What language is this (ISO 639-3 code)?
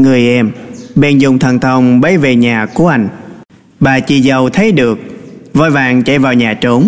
vie